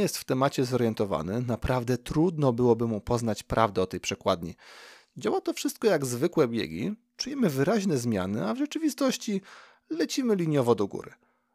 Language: Polish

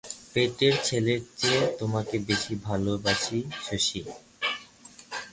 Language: Bangla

